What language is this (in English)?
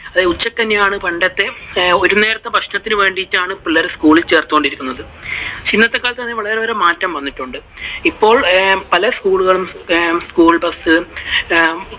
Malayalam